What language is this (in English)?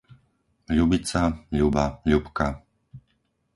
Slovak